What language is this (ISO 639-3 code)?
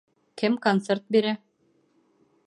bak